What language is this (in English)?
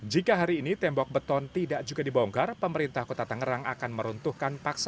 Indonesian